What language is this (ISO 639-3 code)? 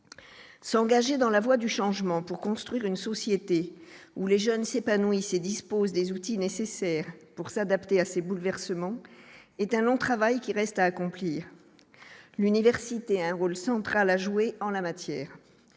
fra